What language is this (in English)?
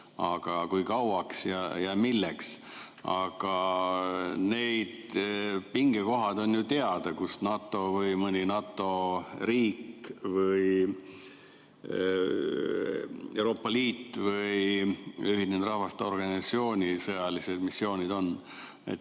Estonian